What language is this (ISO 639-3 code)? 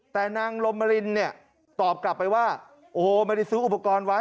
tha